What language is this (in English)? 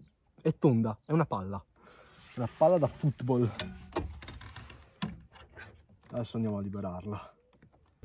Italian